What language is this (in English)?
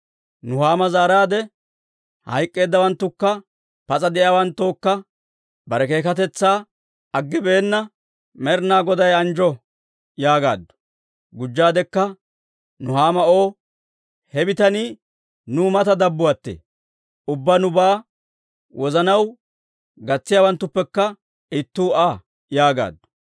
Dawro